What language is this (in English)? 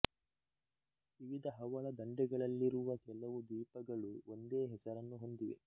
Kannada